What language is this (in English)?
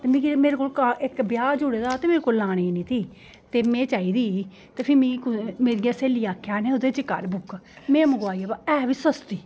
Dogri